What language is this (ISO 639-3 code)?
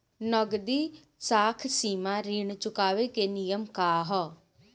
bho